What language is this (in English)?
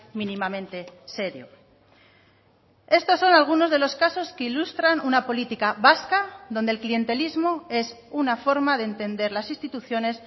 Spanish